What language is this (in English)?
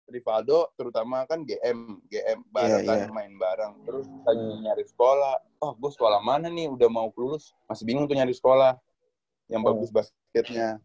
Indonesian